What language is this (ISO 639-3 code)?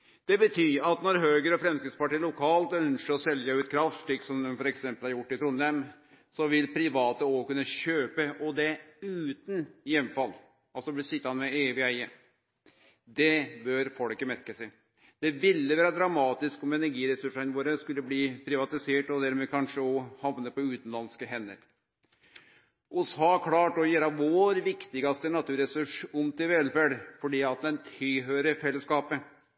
nno